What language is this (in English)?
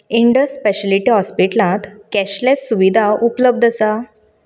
Konkani